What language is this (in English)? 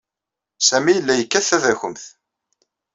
Kabyle